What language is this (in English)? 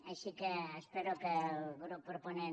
Catalan